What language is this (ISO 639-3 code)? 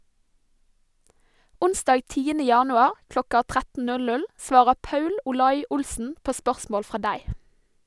nor